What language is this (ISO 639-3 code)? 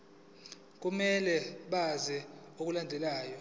zul